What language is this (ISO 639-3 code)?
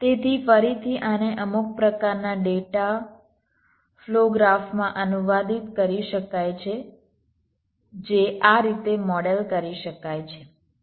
guj